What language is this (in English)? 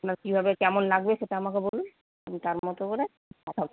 Bangla